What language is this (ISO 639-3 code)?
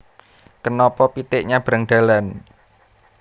jav